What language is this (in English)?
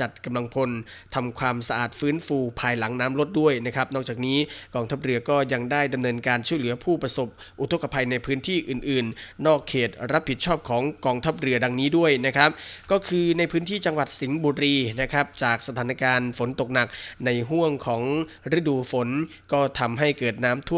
Thai